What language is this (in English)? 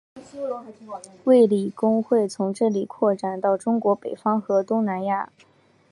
Chinese